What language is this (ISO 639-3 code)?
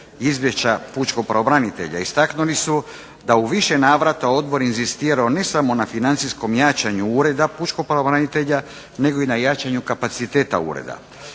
hrv